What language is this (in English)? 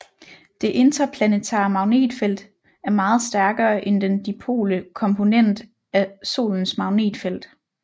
Danish